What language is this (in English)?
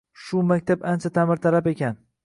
Uzbek